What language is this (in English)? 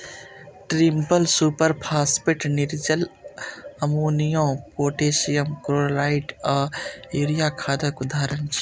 Maithili